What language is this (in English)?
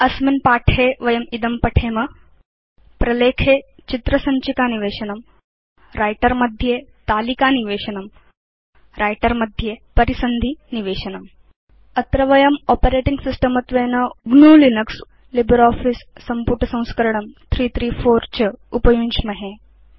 Sanskrit